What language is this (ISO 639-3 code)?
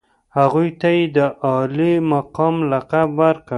pus